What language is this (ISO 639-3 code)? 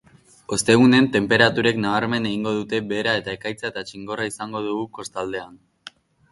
eus